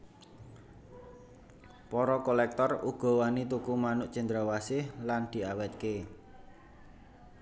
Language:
Javanese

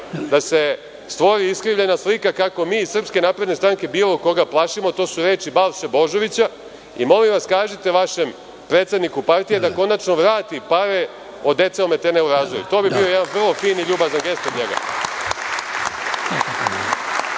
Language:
Serbian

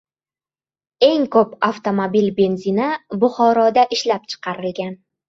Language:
Uzbek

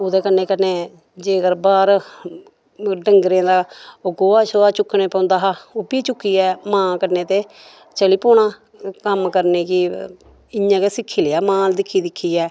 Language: Dogri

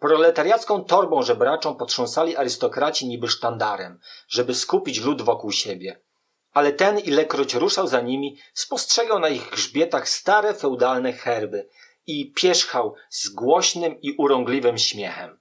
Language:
Polish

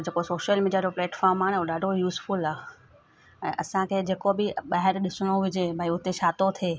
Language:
Sindhi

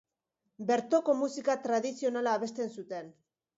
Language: Basque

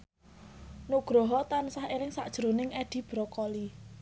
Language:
Javanese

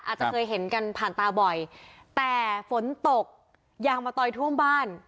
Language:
Thai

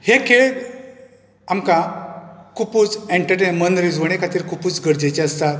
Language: Konkani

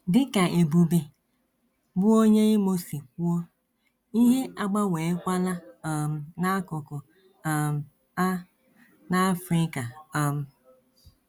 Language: Igbo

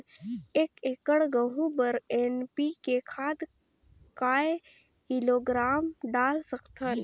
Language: Chhattisgarhi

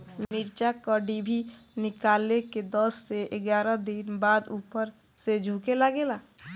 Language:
Bhojpuri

